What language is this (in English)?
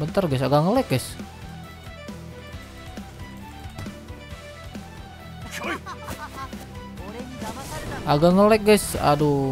Indonesian